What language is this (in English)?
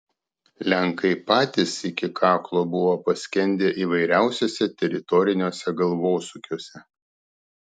Lithuanian